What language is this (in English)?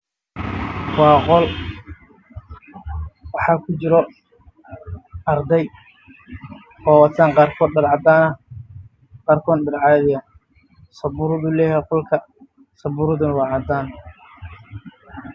Somali